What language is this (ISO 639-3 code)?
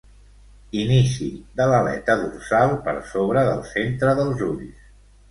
cat